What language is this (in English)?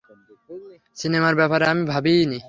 Bangla